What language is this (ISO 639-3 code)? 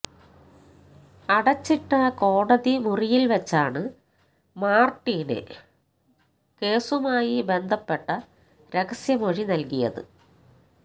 mal